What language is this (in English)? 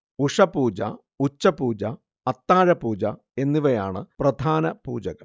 Malayalam